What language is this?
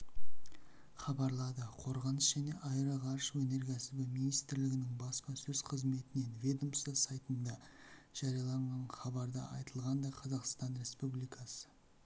Kazakh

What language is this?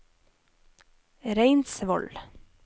Norwegian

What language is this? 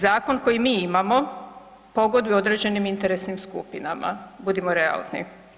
Croatian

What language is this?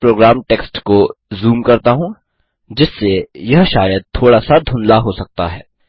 Hindi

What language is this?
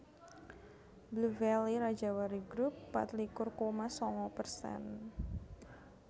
Javanese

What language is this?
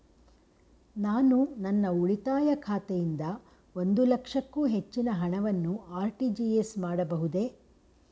Kannada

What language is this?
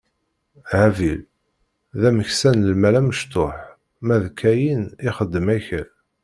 Kabyle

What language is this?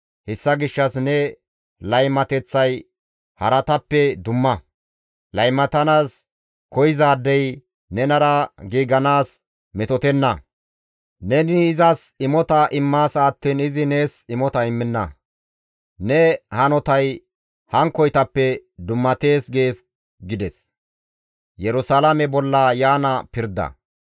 Gamo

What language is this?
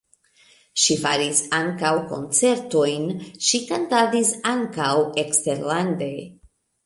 Esperanto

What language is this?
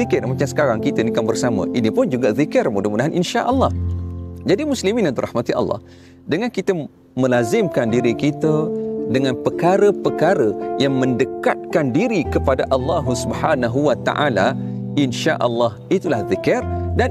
Malay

